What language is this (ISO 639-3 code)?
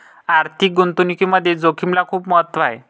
mar